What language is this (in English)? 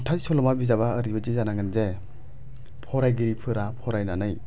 Bodo